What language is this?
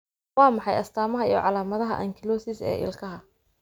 Somali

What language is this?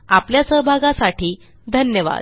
Marathi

